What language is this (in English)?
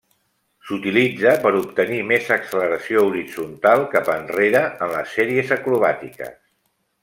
Catalan